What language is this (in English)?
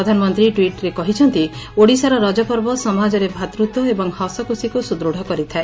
Odia